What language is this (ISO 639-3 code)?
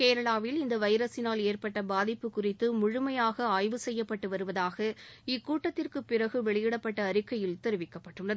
tam